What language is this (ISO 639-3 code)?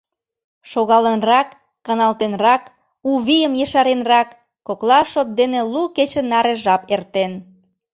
chm